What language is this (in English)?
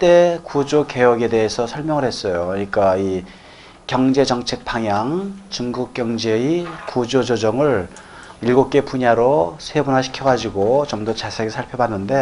Korean